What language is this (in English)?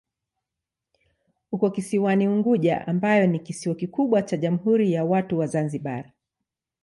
Swahili